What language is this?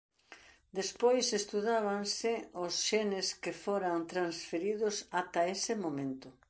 Galician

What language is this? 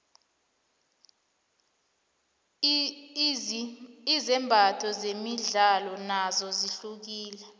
South Ndebele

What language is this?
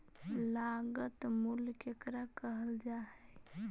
Magahi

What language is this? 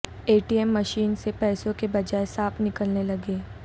Urdu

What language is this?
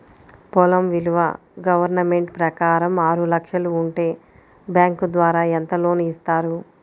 Telugu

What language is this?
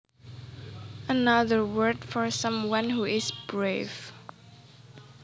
Javanese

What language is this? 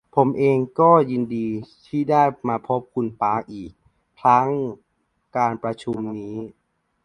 Thai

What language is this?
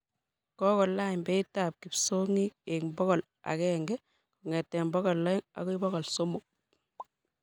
Kalenjin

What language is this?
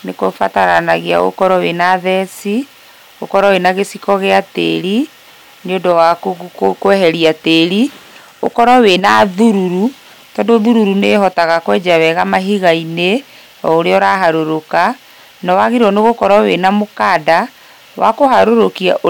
Kikuyu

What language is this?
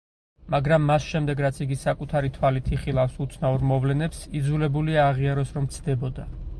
Georgian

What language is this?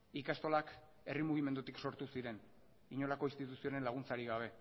Basque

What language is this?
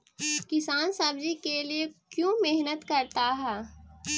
Magahi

